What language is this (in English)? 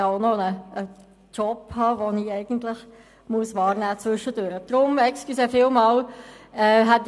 Swiss German